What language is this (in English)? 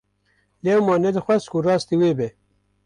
Kurdish